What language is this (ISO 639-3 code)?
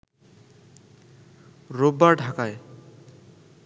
ben